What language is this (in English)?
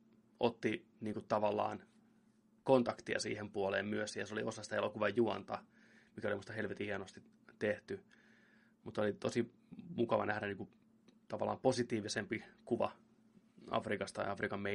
Finnish